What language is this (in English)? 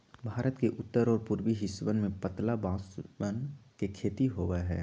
Magahi